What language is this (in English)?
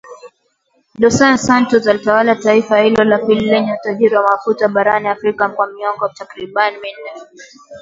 Swahili